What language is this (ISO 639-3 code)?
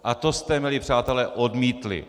ces